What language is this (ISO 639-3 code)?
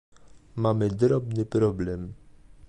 pol